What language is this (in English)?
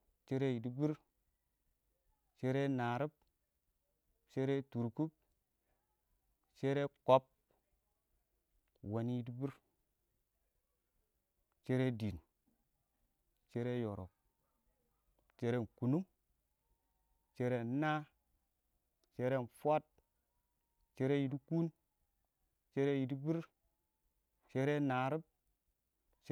Awak